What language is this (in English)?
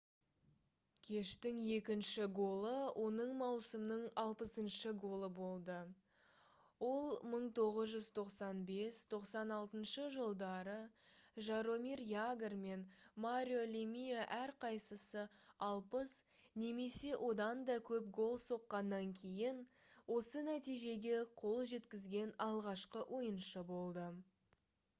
Kazakh